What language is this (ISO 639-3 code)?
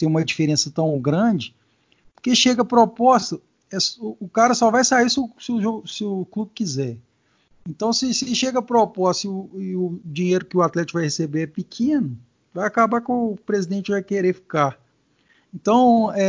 por